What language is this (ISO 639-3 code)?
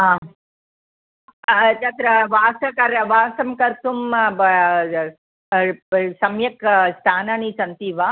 san